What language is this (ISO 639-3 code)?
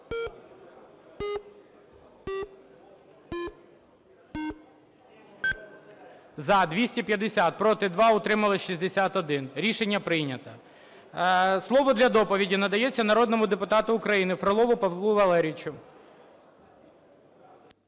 ukr